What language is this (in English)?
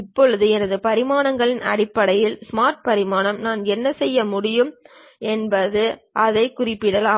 Tamil